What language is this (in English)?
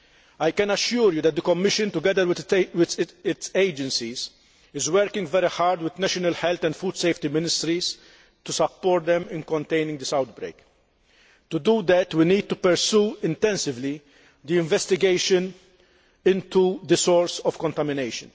English